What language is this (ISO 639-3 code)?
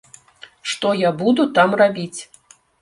bel